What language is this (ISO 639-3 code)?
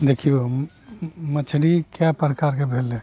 mai